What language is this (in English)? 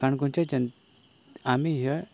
Konkani